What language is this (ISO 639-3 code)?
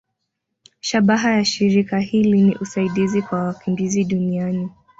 swa